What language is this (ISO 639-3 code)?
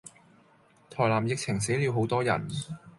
zho